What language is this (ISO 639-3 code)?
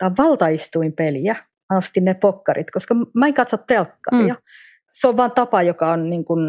fin